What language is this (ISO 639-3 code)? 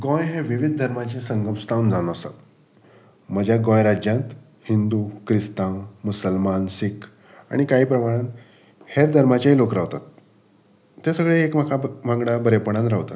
kok